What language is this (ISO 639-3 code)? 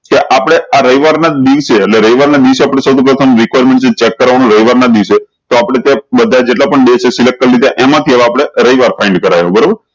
guj